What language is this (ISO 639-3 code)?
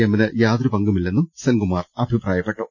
mal